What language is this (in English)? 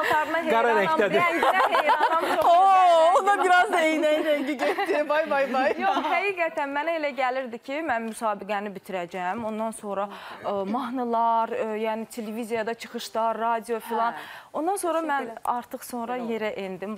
Turkish